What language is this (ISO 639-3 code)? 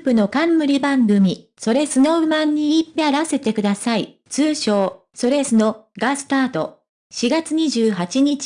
jpn